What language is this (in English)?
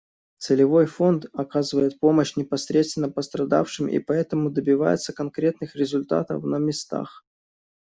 Russian